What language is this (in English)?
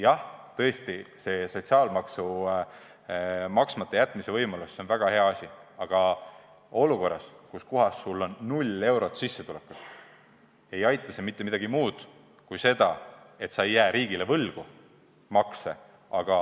Estonian